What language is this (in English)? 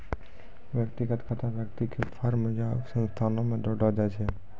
Maithili